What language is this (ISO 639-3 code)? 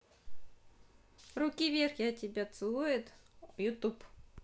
rus